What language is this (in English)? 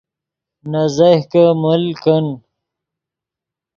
Yidgha